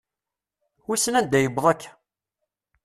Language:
Kabyle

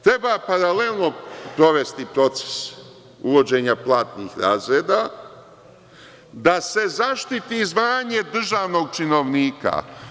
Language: Serbian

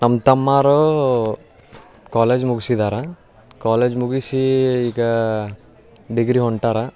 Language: Kannada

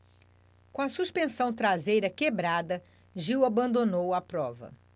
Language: Portuguese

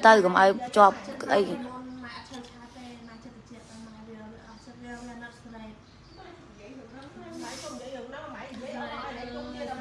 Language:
Vietnamese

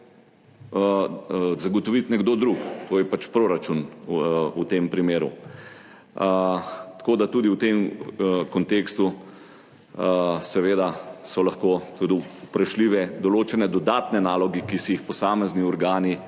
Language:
Slovenian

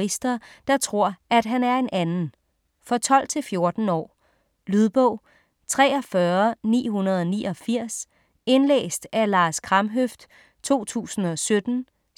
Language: Danish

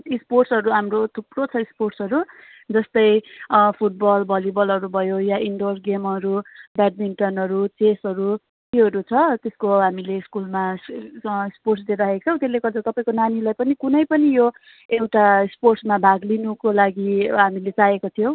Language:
Nepali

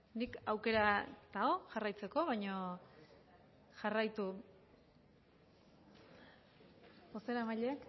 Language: Basque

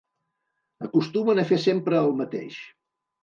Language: Catalan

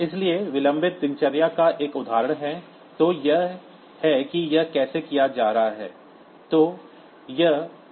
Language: Hindi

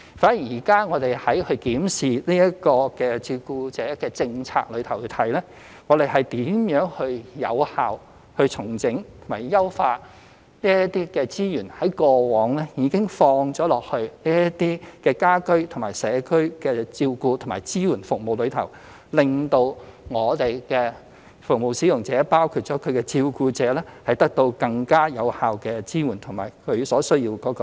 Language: Cantonese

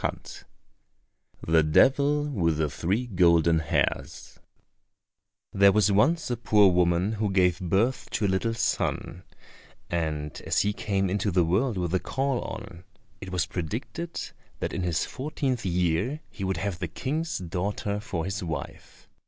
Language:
English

